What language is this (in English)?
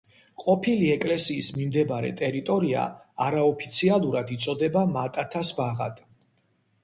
Georgian